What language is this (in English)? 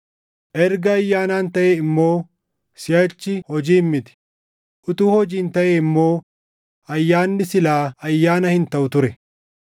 Oromo